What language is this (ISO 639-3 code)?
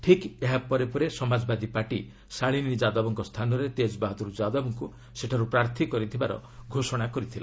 ori